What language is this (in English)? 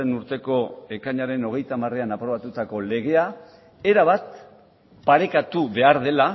Basque